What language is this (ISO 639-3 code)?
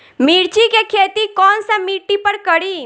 bho